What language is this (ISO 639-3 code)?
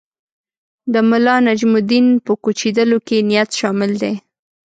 pus